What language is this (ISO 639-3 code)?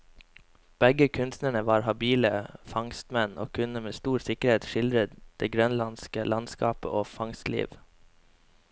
nor